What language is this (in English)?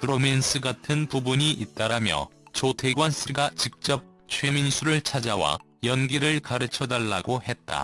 Korean